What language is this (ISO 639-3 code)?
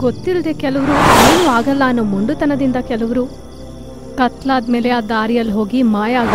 hin